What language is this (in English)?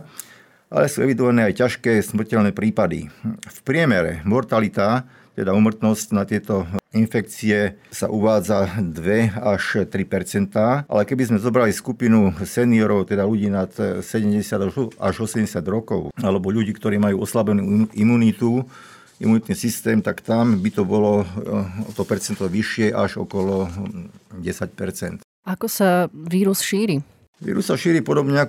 Slovak